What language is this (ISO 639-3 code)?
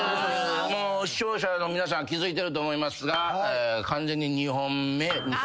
jpn